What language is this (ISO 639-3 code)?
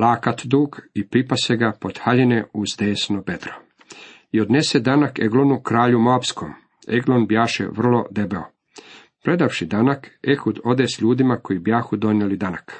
hrv